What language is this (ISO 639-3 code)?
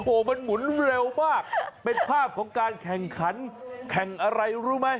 tha